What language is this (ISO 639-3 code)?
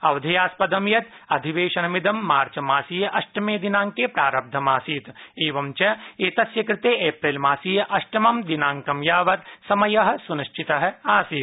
san